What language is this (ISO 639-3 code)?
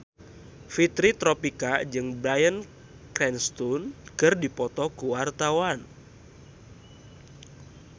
sun